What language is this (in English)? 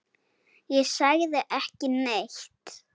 Icelandic